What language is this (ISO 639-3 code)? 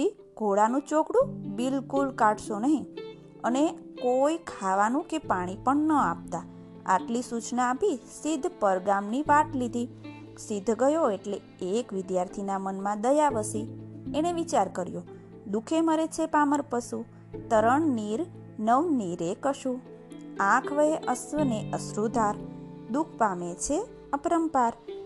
guj